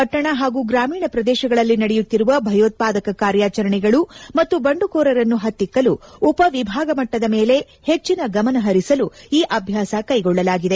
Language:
Kannada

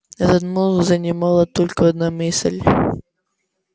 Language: Russian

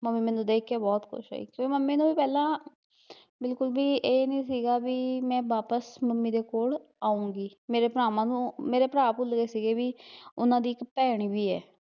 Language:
Punjabi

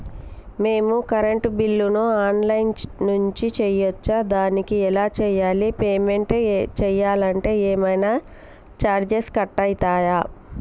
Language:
Telugu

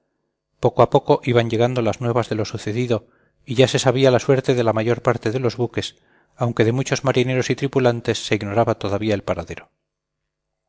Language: Spanish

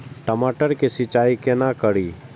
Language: Maithili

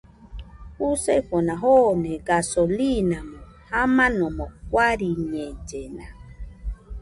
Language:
Nüpode Huitoto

